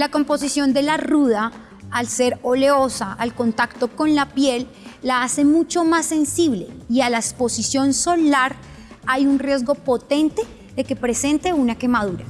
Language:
Spanish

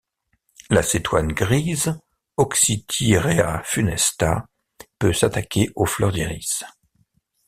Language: French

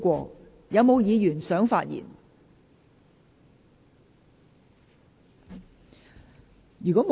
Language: Cantonese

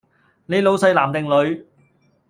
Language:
Cantonese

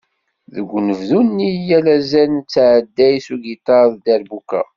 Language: Kabyle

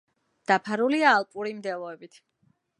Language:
Georgian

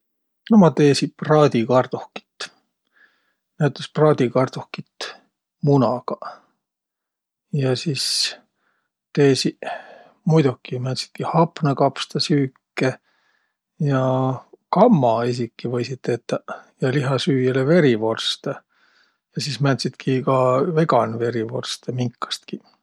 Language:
Võro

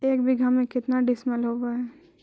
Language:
Magahi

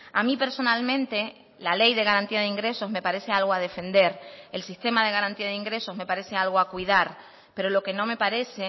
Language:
Spanish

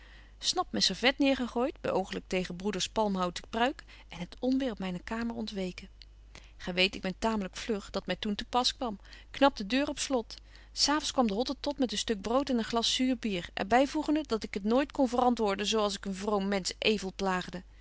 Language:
Dutch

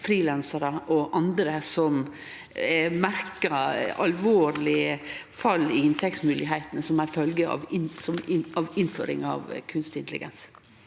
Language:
Norwegian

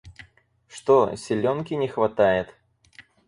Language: Russian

